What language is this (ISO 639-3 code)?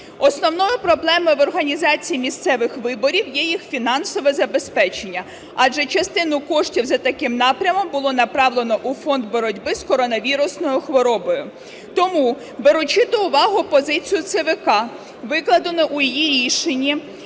ukr